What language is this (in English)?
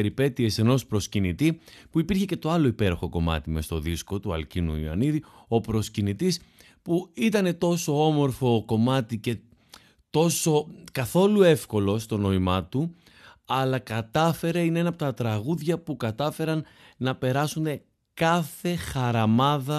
Greek